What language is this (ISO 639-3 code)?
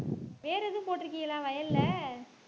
tam